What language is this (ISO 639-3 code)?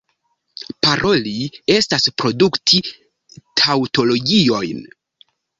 epo